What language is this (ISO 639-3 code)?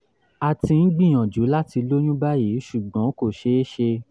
yor